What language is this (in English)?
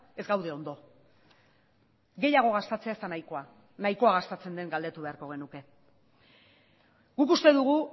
Basque